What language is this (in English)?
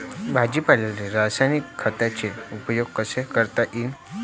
Marathi